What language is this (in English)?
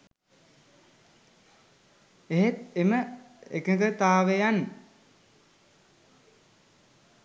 Sinhala